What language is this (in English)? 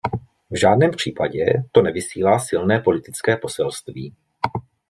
Czech